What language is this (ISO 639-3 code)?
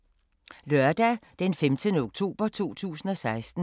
dan